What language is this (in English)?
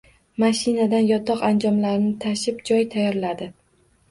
Uzbek